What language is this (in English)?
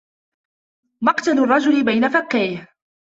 Arabic